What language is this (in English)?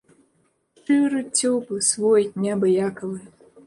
Belarusian